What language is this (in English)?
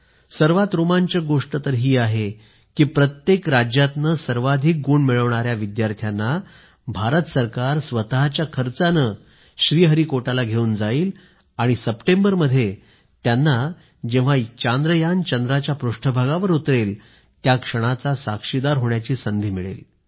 Marathi